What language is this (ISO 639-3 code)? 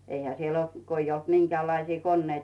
fin